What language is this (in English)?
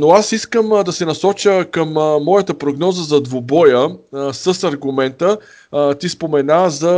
Bulgarian